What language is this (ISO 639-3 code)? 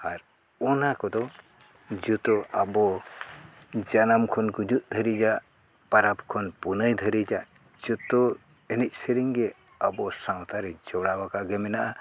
sat